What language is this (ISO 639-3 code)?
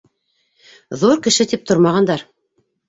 bak